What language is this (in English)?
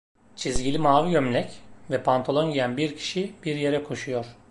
Turkish